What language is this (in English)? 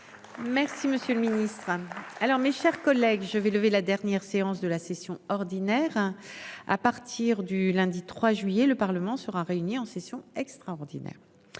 French